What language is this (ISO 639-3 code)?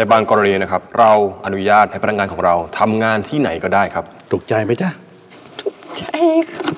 tha